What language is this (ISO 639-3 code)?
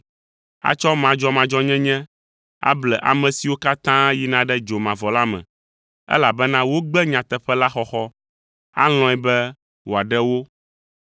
ewe